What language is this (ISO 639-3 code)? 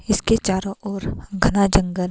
hin